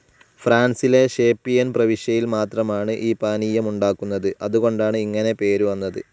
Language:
Malayalam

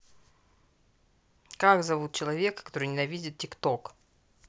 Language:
Russian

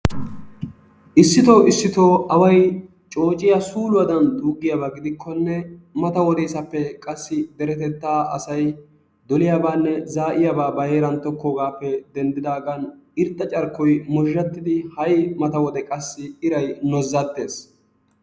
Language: Wolaytta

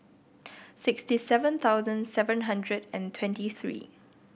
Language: English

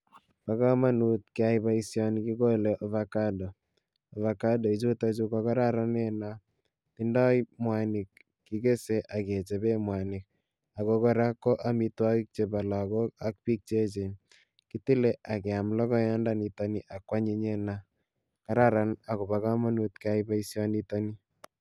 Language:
Kalenjin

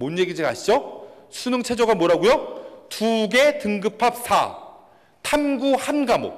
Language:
Korean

